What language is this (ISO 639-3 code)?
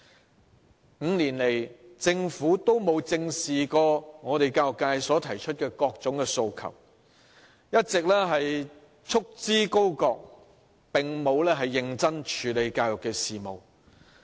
yue